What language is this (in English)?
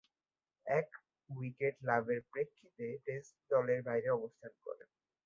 Bangla